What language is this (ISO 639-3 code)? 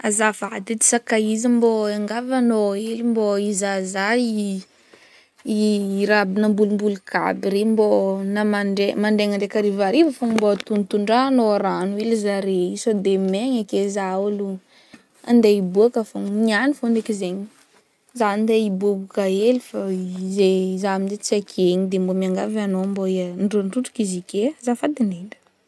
bmm